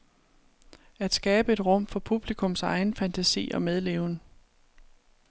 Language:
Danish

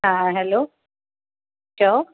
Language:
Sindhi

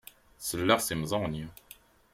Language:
Kabyle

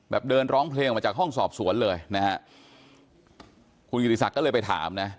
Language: Thai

